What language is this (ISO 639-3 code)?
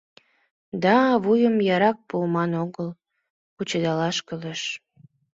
chm